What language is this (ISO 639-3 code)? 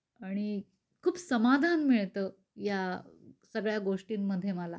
mar